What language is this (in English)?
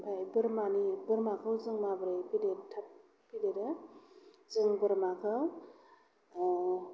Bodo